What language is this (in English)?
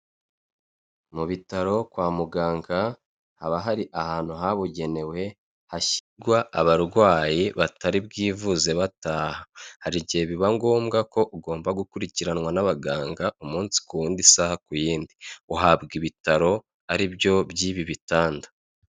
Kinyarwanda